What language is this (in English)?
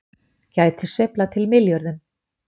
Icelandic